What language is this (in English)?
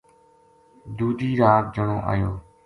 Gujari